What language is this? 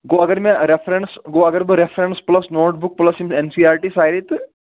Kashmiri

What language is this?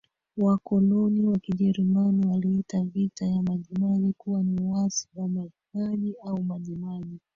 Swahili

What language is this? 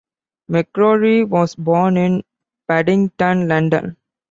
English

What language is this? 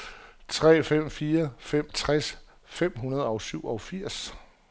Danish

